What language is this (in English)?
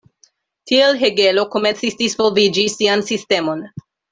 Esperanto